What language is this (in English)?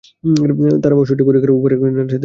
Bangla